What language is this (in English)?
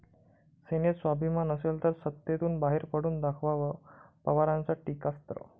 Marathi